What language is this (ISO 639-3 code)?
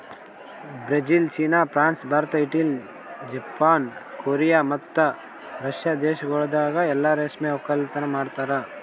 kan